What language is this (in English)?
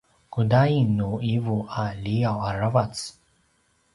Paiwan